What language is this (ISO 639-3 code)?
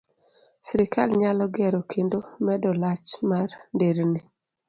luo